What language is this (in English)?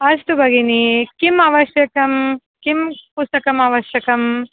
Sanskrit